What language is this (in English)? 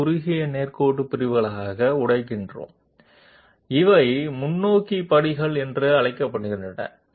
Telugu